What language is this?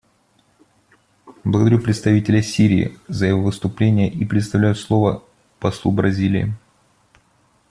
Russian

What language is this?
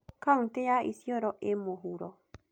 Kikuyu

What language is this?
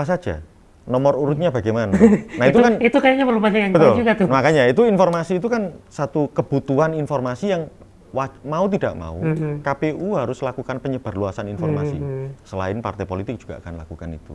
Indonesian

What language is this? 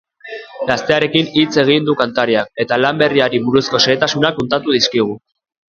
Basque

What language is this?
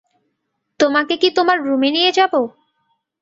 Bangla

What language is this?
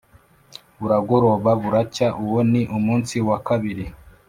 Kinyarwanda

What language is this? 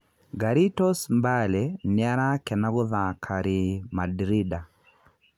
Kikuyu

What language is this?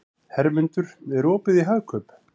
Icelandic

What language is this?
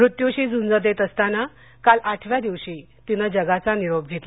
Marathi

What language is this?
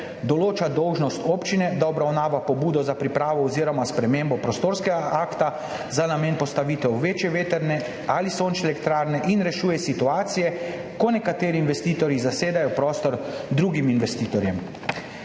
Slovenian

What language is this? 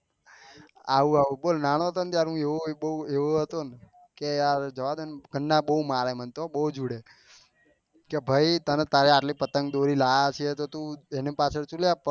Gujarati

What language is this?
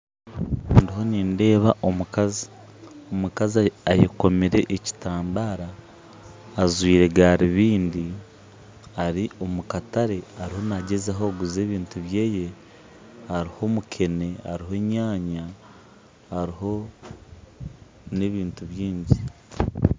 Nyankole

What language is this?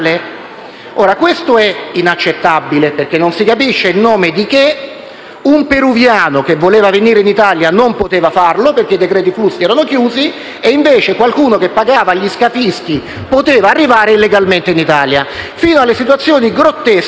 Italian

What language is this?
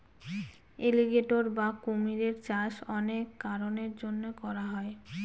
Bangla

